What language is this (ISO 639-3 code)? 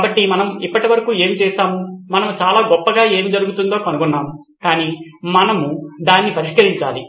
tel